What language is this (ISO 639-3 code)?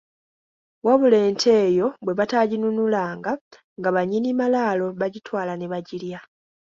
lug